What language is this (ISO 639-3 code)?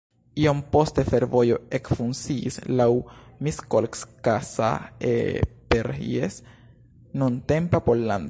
epo